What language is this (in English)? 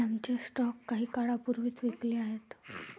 Marathi